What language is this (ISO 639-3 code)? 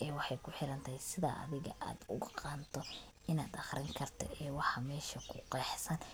som